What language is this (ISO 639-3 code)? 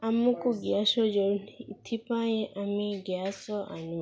ori